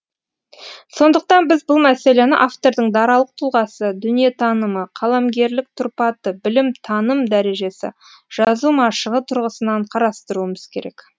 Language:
Kazakh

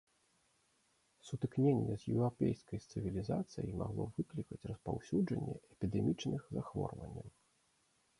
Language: Belarusian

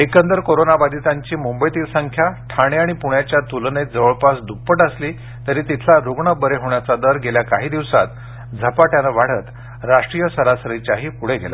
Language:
Marathi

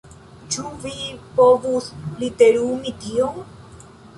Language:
Esperanto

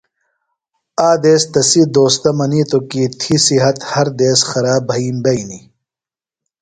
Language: Phalura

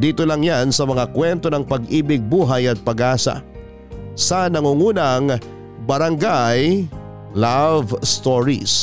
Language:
Filipino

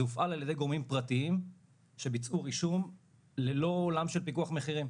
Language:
Hebrew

